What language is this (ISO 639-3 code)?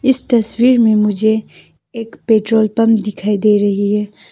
hin